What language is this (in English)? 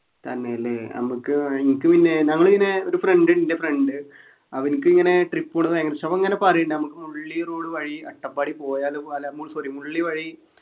Malayalam